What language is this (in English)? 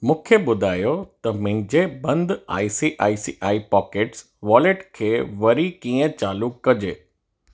Sindhi